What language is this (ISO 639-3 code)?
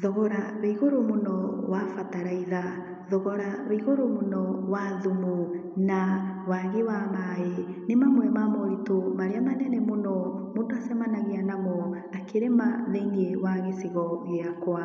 kik